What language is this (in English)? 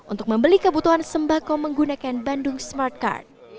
Indonesian